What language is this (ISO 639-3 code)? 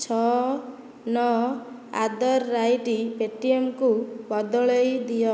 ori